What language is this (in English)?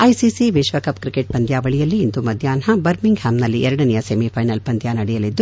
Kannada